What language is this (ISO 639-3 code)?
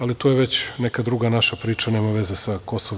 srp